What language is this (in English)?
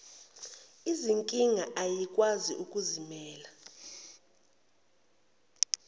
Zulu